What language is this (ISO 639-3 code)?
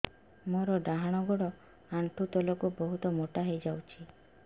ori